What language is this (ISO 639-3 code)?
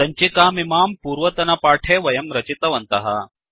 san